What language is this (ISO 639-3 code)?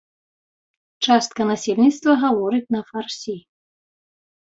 bel